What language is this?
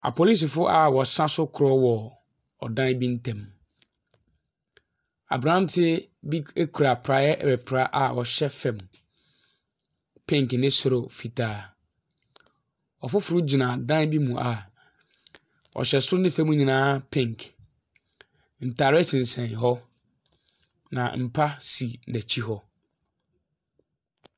Akan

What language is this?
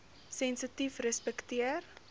Afrikaans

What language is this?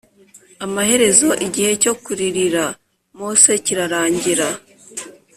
Kinyarwanda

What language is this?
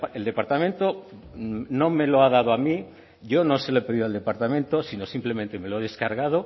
Spanish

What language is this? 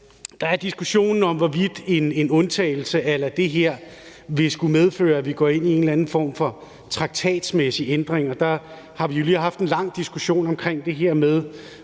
Danish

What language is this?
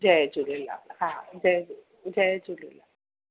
Sindhi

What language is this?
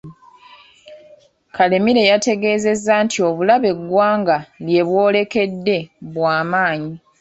Ganda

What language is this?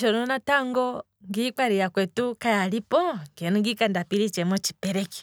Kwambi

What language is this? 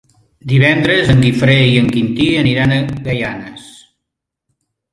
Catalan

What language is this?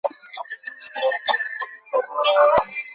Bangla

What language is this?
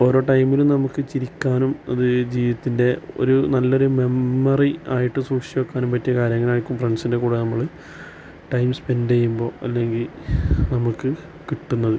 Malayalam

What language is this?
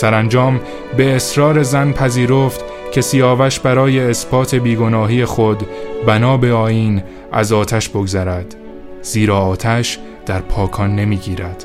Persian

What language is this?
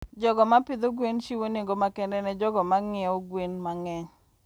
Luo (Kenya and Tanzania)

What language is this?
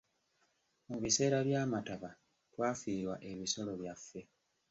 Ganda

